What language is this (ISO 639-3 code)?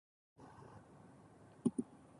jpn